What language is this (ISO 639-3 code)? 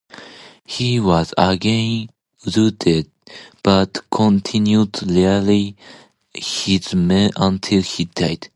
eng